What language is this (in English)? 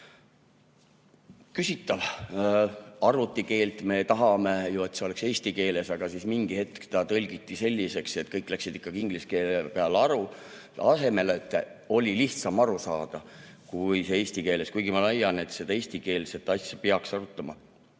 Estonian